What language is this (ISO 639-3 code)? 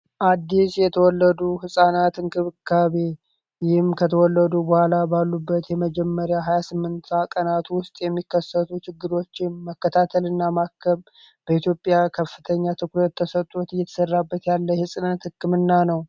amh